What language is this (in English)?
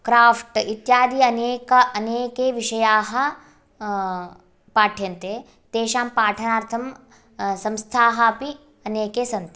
Sanskrit